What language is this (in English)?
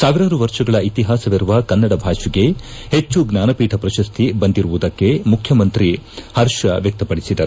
Kannada